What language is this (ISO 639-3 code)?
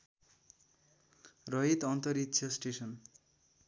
nep